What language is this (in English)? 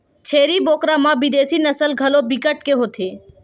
Chhattisgarhi